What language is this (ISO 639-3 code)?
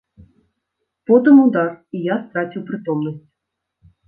bel